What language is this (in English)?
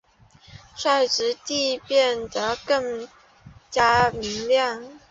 Chinese